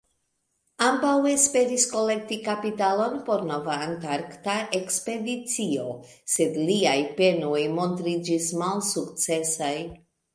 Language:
Esperanto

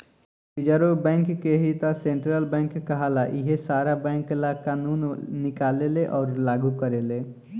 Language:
Bhojpuri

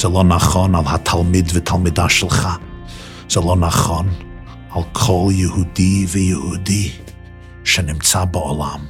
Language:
Hebrew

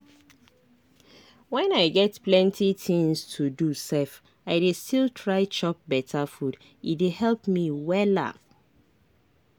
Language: Nigerian Pidgin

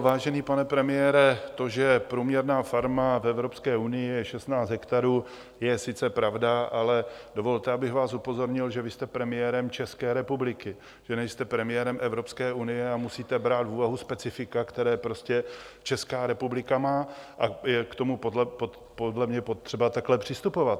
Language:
Czech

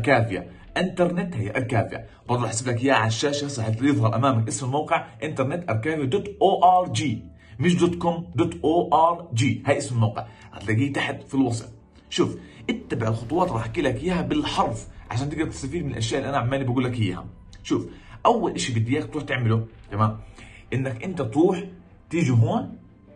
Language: Arabic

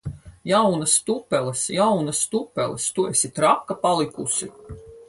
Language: Latvian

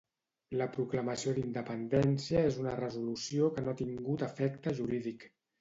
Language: Catalan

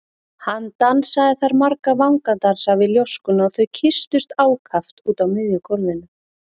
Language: Icelandic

